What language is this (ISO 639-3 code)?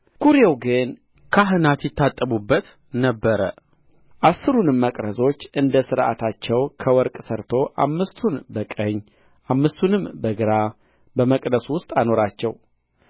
amh